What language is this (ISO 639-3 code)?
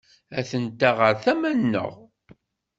kab